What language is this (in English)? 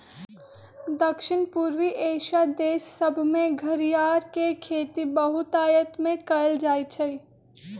Magahi